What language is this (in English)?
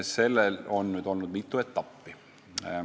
Estonian